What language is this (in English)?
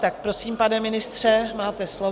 Czech